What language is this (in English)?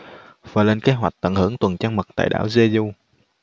Vietnamese